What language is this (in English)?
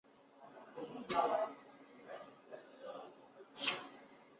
Chinese